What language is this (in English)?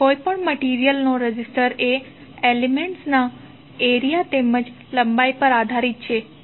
Gujarati